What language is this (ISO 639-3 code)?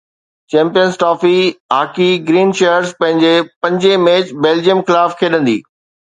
snd